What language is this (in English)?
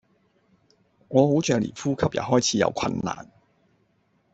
Cantonese